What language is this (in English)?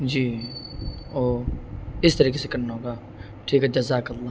Urdu